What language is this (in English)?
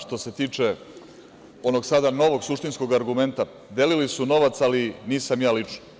Serbian